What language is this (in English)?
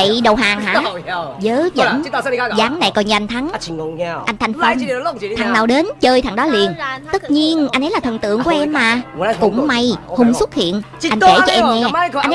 Vietnamese